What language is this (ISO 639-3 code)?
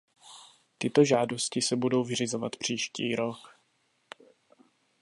ces